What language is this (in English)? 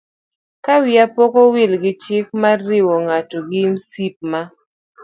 Luo (Kenya and Tanzania)